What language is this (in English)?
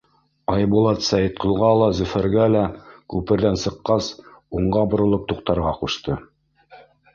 Bashkir